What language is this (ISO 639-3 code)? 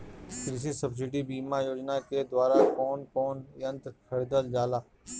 bho